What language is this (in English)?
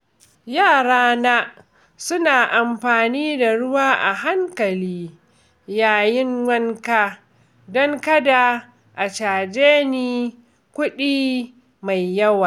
Hausa